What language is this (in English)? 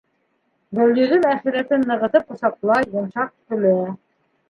Bashkir